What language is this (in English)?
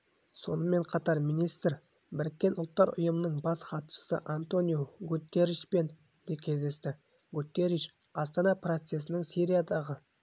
Kazakh